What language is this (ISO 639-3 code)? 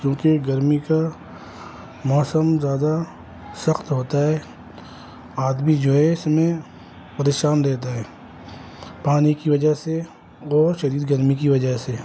urd